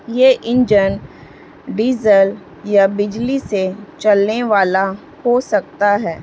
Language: Urdu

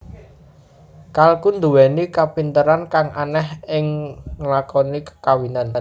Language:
Javanese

